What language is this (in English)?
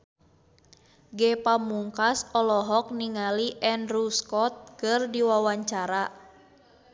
Sundanese